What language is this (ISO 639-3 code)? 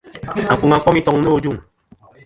bkm